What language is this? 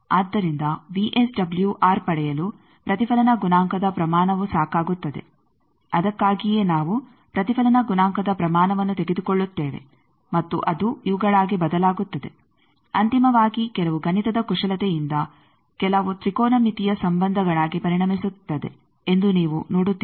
Kannada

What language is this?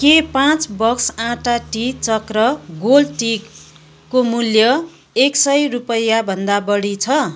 Nepali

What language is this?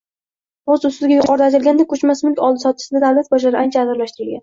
Uzbek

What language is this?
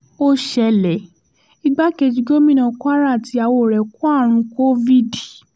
Yoruba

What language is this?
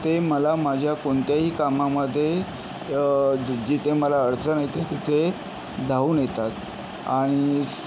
Marathi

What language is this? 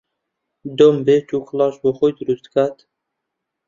Central Kurdish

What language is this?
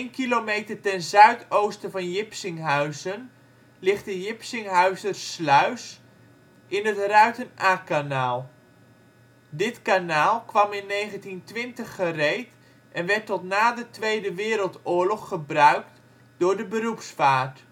Dutch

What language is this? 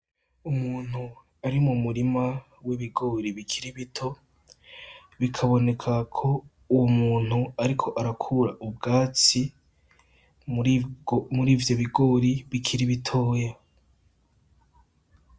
Rundi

